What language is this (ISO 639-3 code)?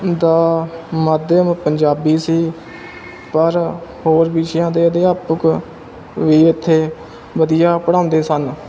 pan